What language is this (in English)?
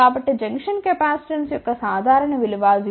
Telugu